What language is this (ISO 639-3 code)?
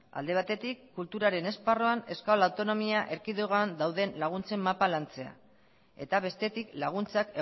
eus